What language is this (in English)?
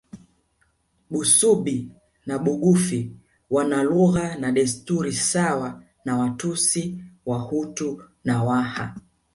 Swahili